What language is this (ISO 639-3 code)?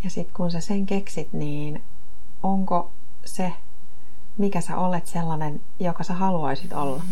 fin